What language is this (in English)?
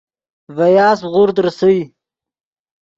Yidgha